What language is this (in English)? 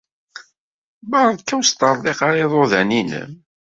Kabyle